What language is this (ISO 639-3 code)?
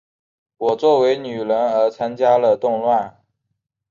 zho